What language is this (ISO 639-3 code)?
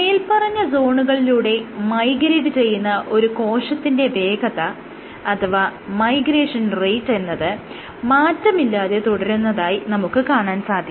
mal